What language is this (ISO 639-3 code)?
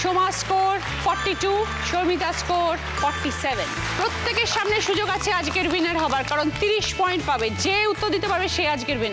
hin